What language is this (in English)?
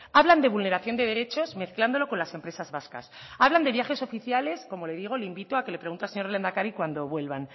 Spanish